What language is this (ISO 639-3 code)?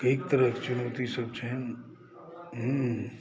mai